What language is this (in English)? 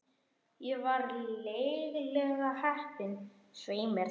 Icelandic